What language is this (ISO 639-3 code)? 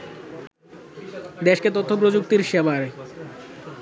ben